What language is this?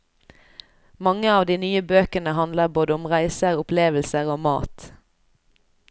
Norwegian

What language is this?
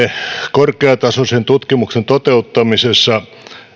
Finnish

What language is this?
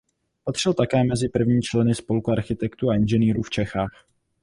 Czech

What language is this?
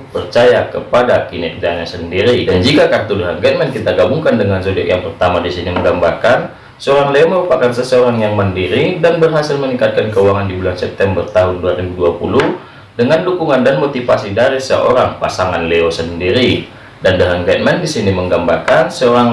Indonesian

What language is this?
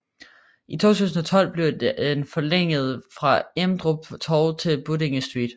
Danish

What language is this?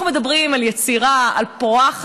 Hebrew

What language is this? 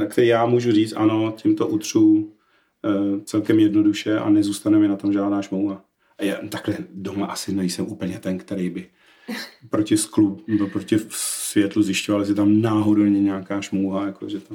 Czech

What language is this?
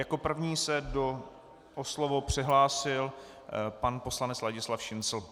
Czech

